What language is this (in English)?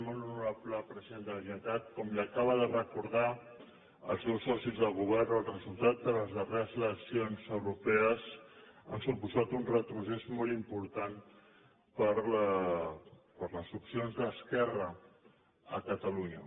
Catalan